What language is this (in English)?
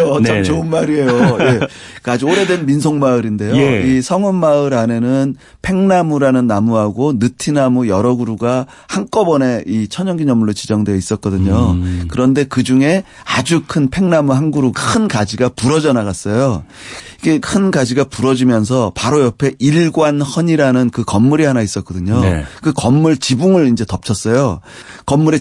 Korean